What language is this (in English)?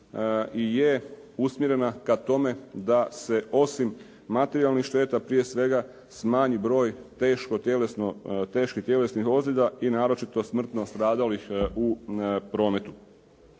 Croatian